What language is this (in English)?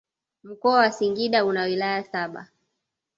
Swahili